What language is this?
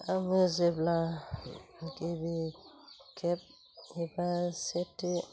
Bodo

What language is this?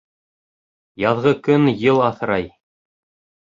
Bashkir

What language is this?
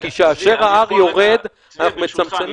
Hebrew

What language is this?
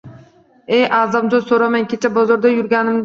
Uzbek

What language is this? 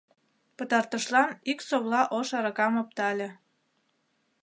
Mari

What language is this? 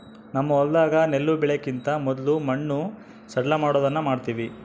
Kannada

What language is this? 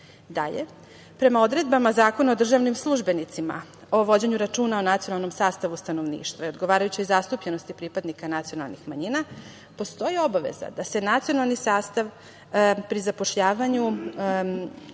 Serbian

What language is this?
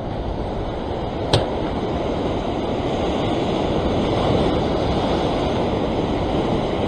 Korean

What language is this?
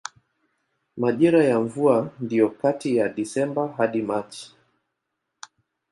Swahili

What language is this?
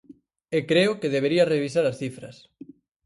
Galician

